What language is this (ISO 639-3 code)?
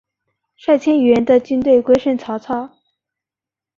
zho